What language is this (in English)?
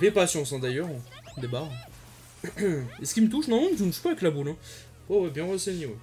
French